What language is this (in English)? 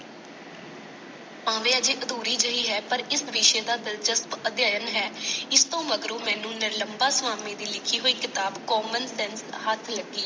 Punjabi